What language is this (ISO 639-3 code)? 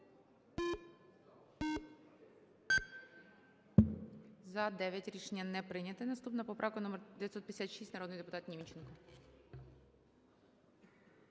ukr